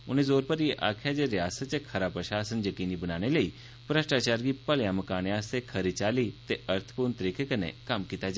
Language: Dogri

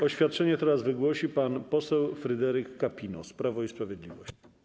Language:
Polish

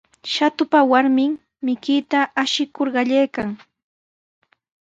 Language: Sihuas Ancash Quechua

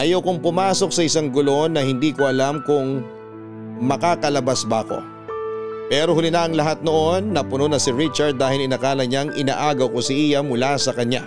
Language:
Filipino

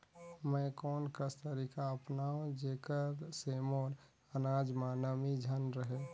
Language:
Chhattisgarhi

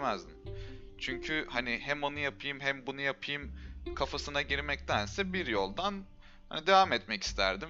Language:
Turkish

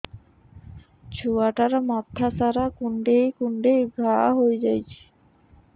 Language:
Odia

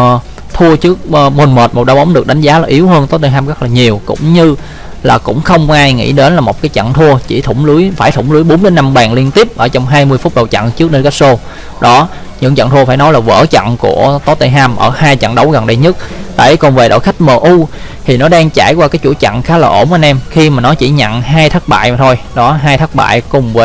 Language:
Vietnamese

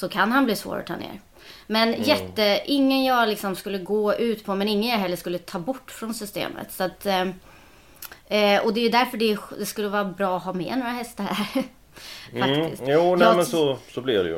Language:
Swedish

